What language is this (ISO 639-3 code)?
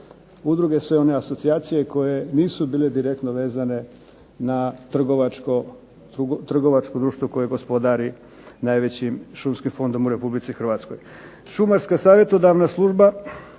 hrv